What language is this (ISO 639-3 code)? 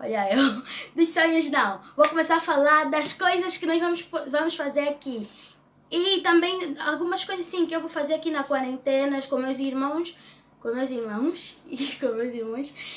por